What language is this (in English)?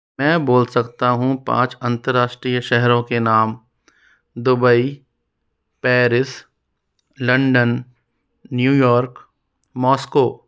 Hindi